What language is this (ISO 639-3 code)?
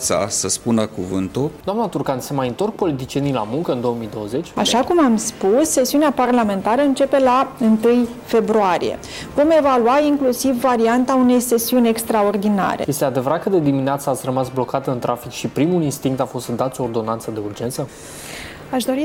ron